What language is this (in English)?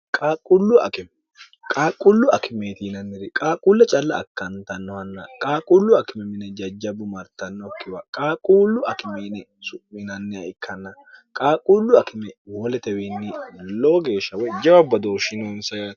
Sidamo